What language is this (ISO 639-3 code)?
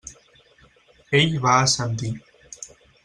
cat